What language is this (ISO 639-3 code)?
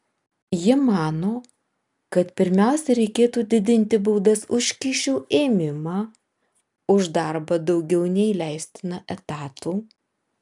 lit